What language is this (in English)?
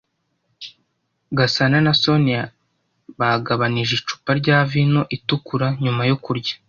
Kinyarwanda